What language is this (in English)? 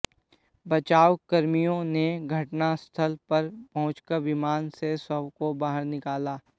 Hindi